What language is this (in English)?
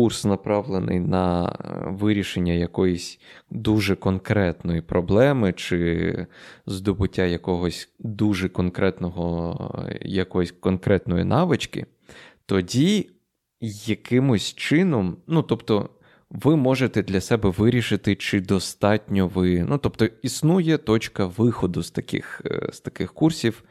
Ukrainian